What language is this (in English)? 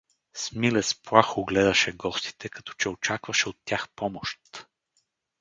Bulgarian